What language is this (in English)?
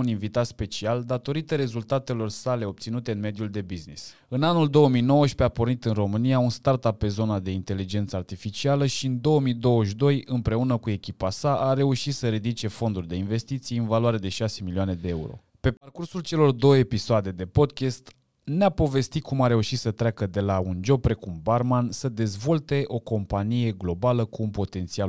Romanian